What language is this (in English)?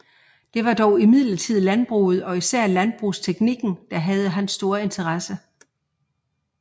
Danish